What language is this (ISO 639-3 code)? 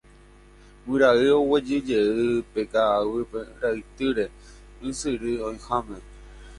grn